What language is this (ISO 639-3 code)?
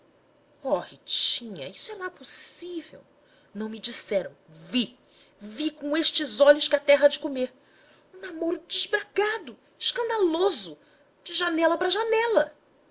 por